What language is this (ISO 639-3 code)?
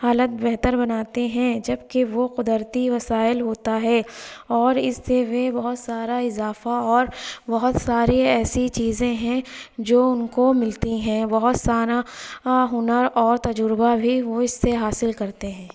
urd